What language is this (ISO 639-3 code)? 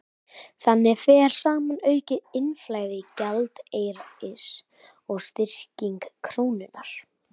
isl